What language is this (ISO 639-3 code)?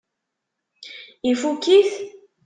kab